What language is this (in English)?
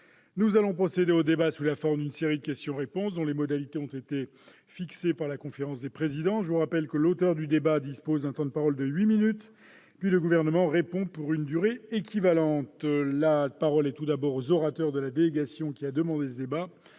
French